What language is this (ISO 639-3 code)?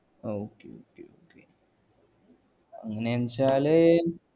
mal